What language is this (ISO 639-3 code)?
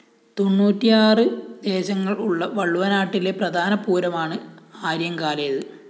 mal